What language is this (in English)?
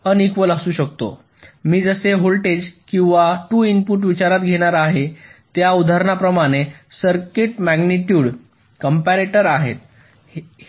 Marathi